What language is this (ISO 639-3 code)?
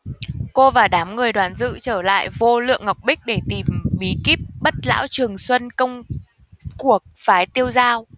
vie